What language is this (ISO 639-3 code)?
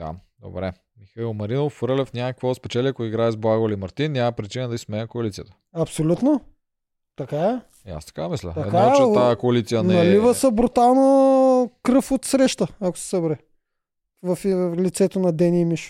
bul